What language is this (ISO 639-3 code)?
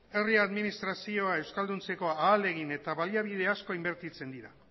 eus